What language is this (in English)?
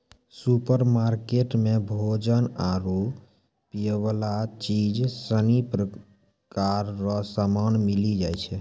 Maithili